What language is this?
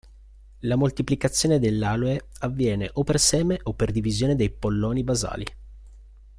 Italian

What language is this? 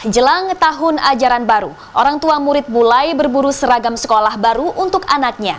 Indonesian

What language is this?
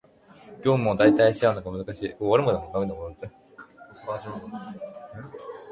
Japanese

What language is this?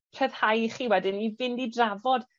Welsh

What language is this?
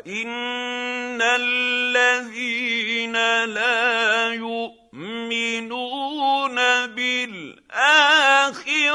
Arabic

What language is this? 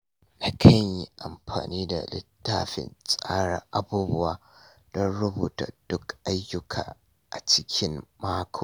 Hausa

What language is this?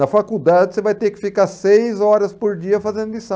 Portuguese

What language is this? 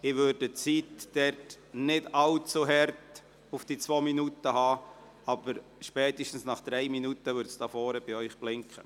Swiss German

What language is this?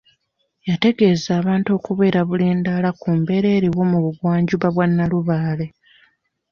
Ganda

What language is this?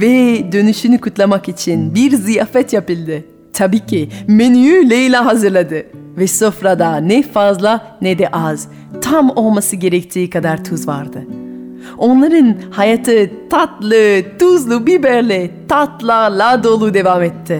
Turkish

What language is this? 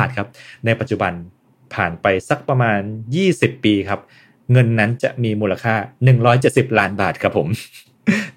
Thai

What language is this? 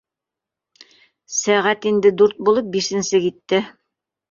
Bashkir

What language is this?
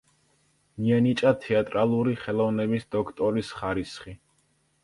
Georgian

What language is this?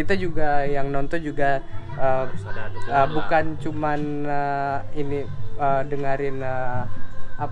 Indonesian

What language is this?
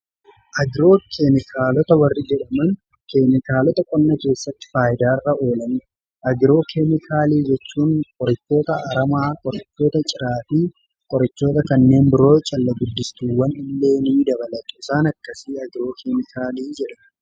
Oromo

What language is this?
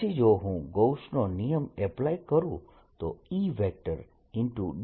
Gujarati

